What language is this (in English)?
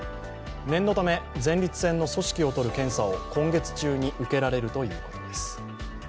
Japanese